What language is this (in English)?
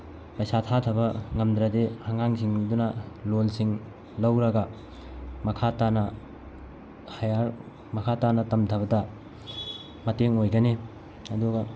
Manipuri